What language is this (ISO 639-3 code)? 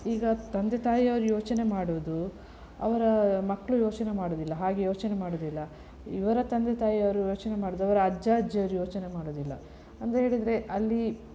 kan